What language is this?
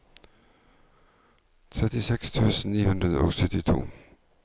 Norwegian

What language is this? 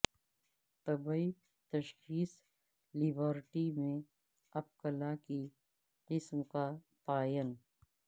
Urdu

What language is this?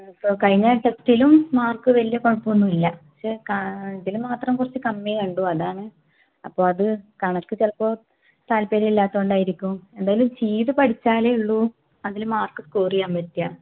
Malayalam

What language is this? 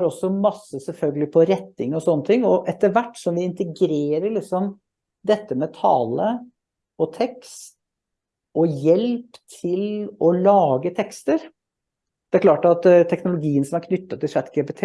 Norwegian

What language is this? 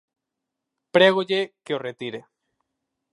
Galician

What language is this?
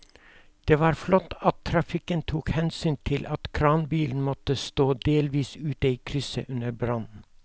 Norwegian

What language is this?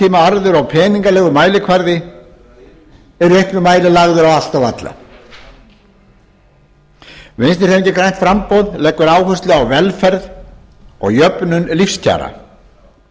Icelandic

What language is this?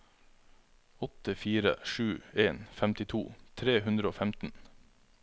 Norwegian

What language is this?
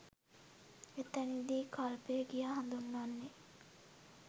Sinhala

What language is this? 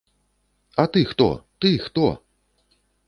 Belarusian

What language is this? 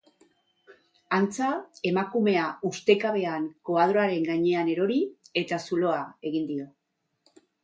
Basque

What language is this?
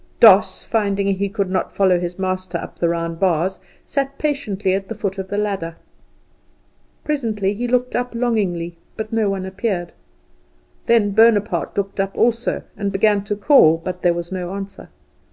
English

